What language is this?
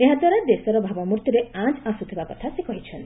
Odia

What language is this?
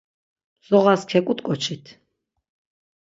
Laz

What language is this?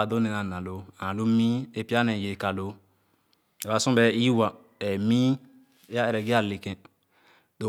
Khana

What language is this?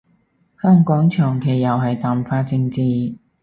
Cantonese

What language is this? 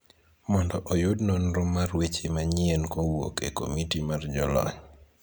Luo (Kenya and Tanzania)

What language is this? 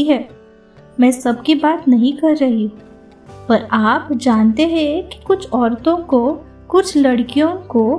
Hindi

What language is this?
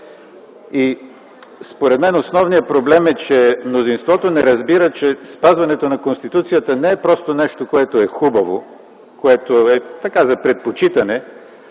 Bulgarian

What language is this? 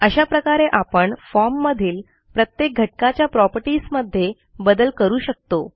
Marathi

